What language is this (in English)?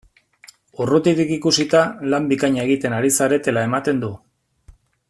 Basque